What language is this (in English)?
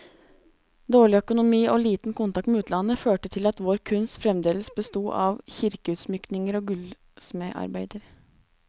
Norwegian